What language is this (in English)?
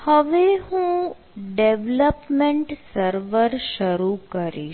Gujarati